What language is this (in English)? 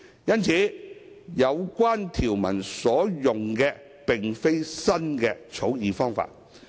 Cantonese